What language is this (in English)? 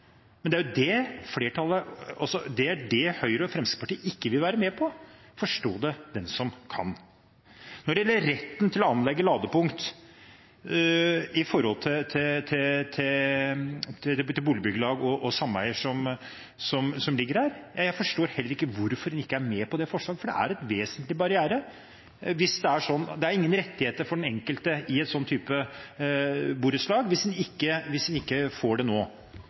Norwegian Bokmål